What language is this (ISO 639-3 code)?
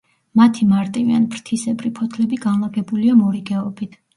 kat